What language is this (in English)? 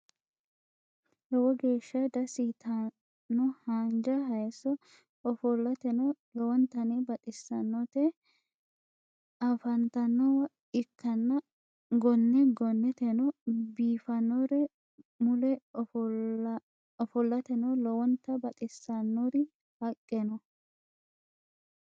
Sidamo